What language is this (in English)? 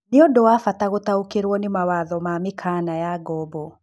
Kikuyu